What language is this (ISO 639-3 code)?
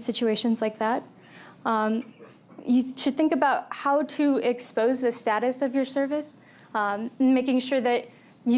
eng